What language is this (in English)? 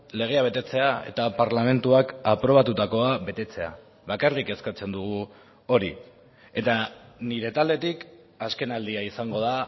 Basque